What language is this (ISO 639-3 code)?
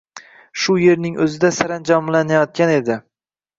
uzb